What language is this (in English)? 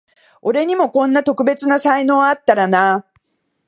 Japanese